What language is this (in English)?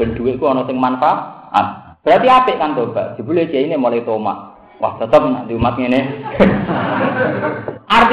Indonesian